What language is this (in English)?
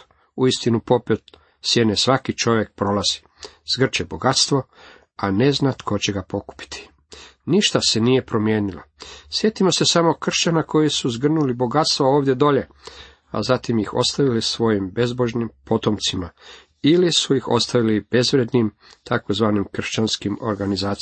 Croatian